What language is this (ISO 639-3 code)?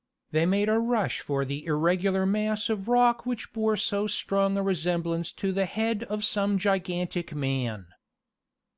eng